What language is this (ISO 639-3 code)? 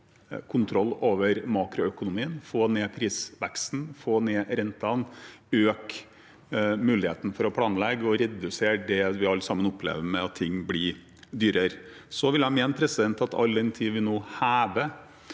nor